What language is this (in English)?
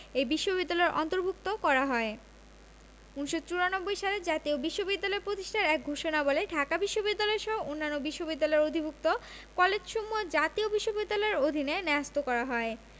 Bangla